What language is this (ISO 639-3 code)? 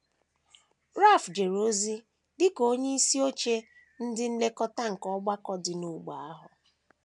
ibo